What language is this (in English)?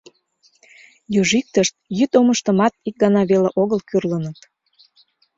Mari